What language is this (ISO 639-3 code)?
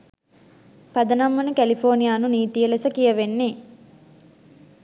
sin